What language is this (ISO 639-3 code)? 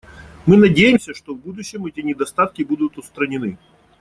rus